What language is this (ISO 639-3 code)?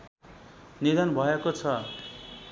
nep